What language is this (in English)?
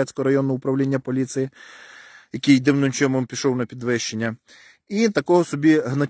Ukrainian